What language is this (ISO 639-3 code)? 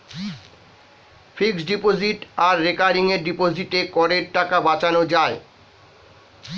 ben